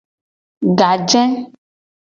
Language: Gen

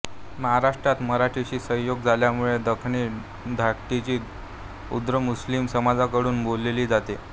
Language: Marathi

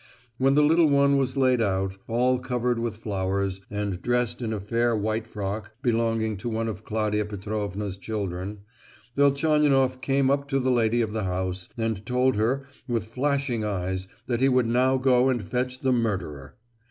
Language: English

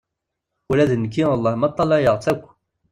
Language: Kabyle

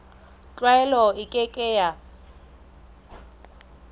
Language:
Southern Sotho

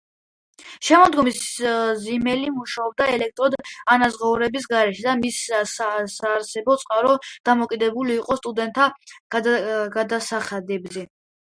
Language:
Georgian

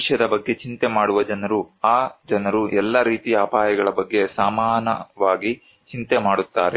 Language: Kannada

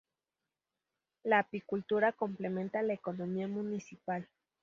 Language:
Spanish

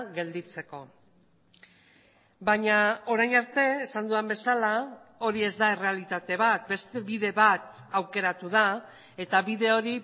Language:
Basque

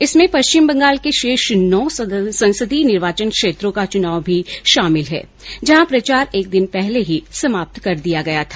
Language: Hindi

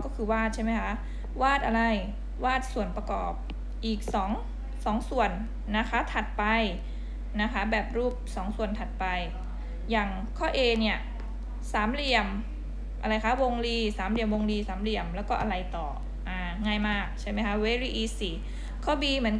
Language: Thai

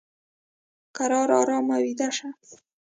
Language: Pashto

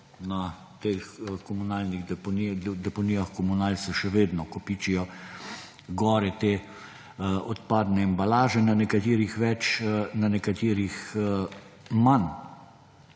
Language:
Slovenian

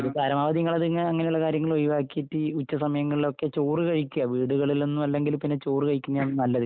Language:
Malayalam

